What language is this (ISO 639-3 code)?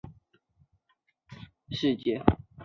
zho